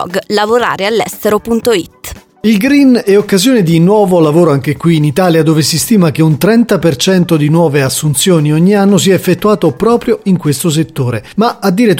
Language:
Italian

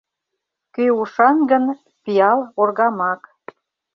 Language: Mari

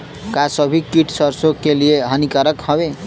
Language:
Bhojpuri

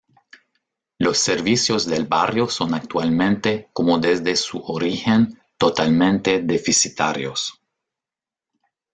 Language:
Spanish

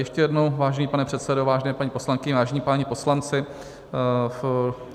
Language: Czech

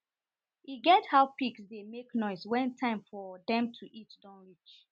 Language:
Nigerian Pidgin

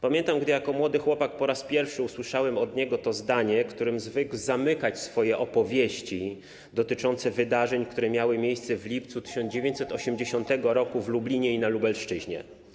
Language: Polish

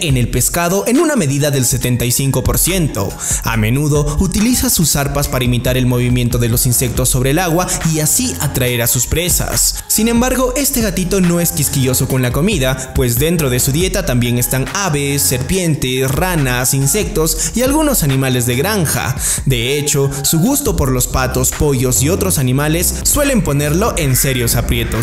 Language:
Spanish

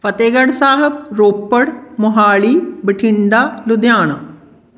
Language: Punjabi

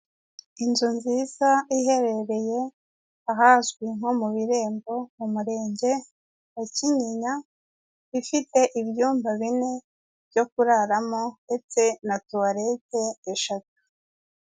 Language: Kinyarwanda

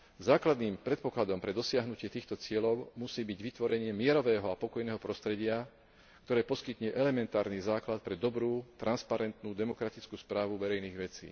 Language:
Slovak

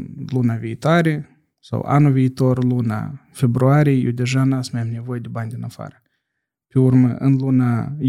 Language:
Romanian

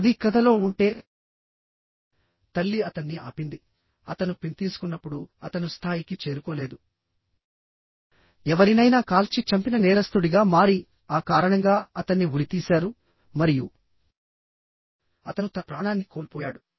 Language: Telugu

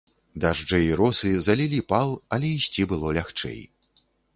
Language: Belarusian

